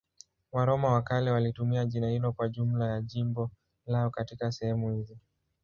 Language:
Swahili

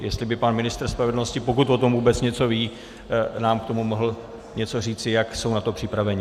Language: Czech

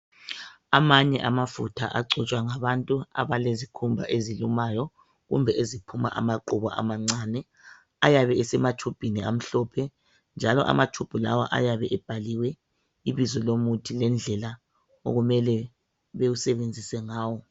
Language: North Ndebele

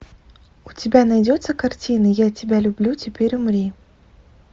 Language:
Russian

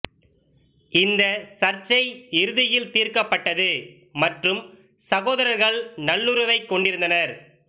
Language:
Tamil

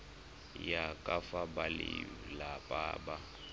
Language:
Tswana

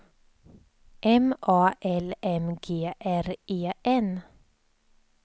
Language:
Swedish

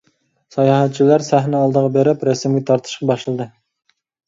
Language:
Uyghur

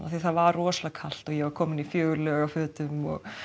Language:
Icelandic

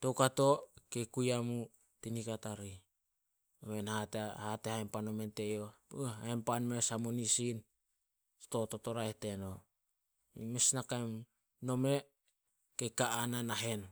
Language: Solos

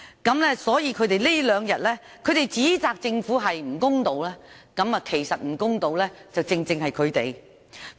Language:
Cantonese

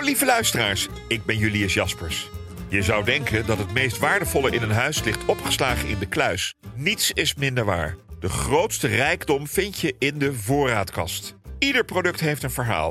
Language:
Dutch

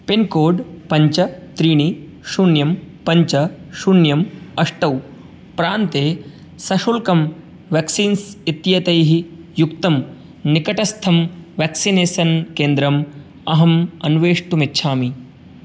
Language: Sanskrit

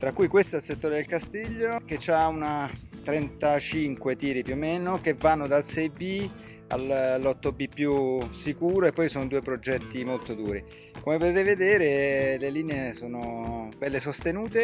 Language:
Italian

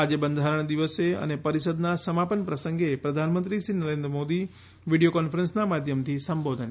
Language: Gujarati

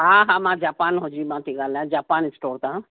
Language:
Sindhi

